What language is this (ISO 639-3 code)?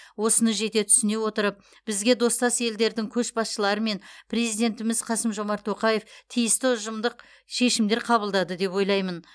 kaz